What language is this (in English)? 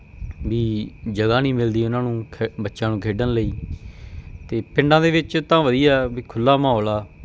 Punjabi